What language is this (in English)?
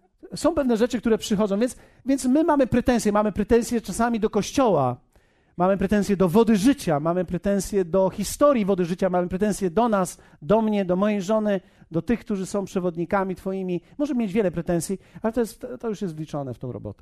Polish